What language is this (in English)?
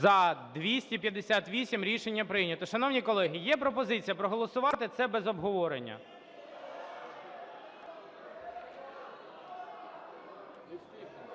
Ukrainian